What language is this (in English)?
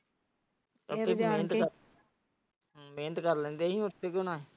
Punjabi